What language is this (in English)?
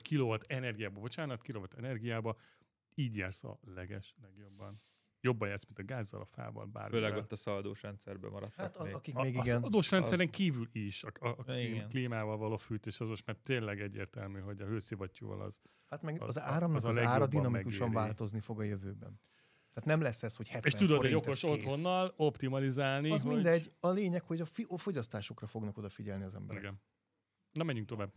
Hungarian